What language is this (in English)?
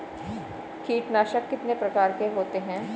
Hindi